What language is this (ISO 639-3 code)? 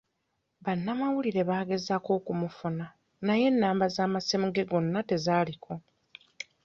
lug